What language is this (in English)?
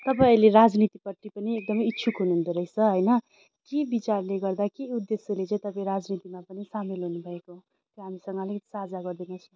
Nepali